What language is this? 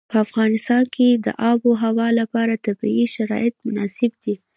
Pashto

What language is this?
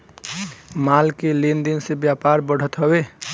Bhojpuri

